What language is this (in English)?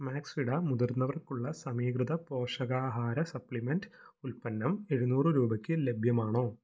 Malayalam